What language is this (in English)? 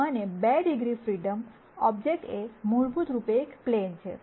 Gujarati